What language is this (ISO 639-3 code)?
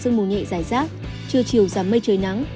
vie